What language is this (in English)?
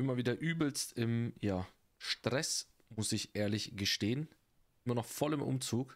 German